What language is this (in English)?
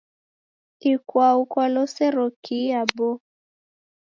Taita